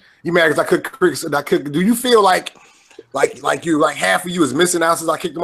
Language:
English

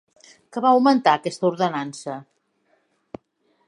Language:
Catalan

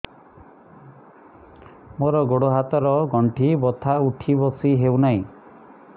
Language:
Odia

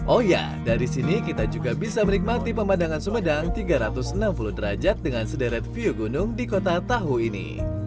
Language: Indonesian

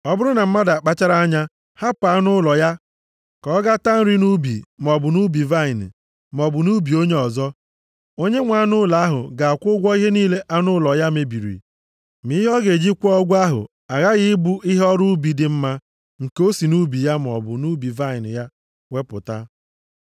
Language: Igbo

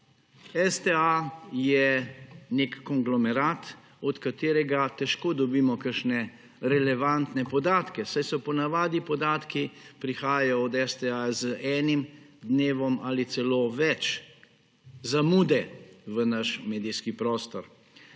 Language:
Slovenian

